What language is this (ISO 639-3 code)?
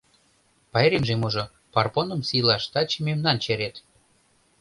chm